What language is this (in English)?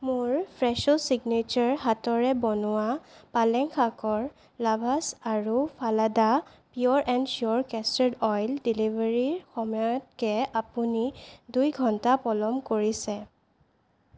Assamese